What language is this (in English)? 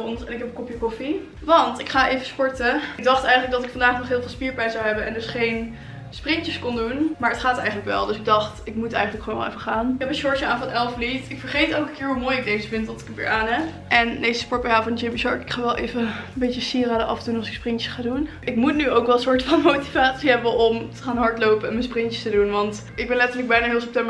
Dutch